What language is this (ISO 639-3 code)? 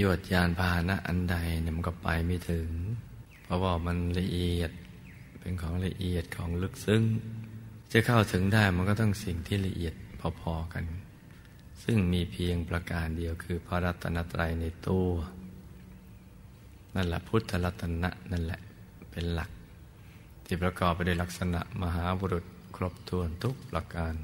tha